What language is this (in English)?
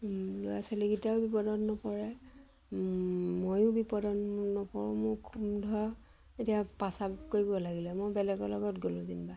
Assamese